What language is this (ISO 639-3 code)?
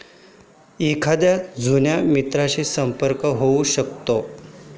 mar